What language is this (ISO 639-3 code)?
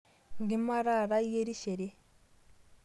mas